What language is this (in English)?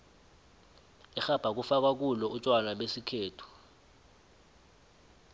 South Ndebele